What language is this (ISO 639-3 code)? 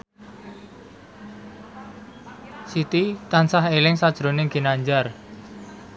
jav